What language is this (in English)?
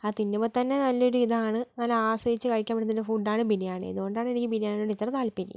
Malayalam